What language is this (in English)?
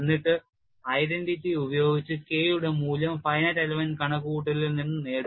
Malayalam